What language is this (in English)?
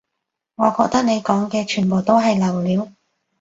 Cantonese